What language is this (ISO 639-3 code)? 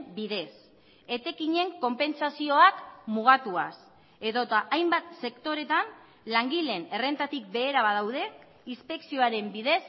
eus